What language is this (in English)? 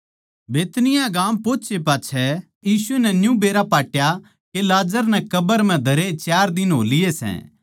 Haryanvi